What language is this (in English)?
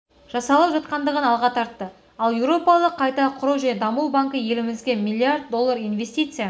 Kazakh